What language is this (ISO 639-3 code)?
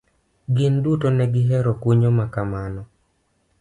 luo